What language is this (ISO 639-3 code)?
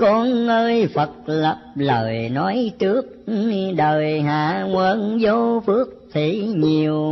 vie